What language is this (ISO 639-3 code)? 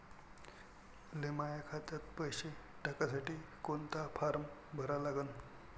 mar